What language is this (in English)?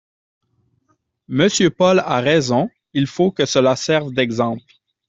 French